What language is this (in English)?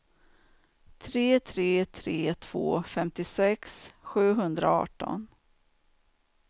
Swedish